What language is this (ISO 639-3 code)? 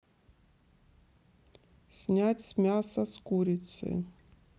rus